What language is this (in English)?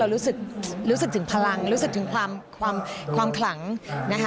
Thai